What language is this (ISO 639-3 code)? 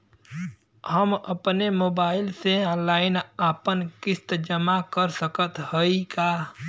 bho